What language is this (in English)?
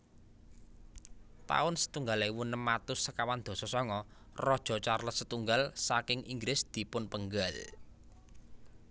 Javanese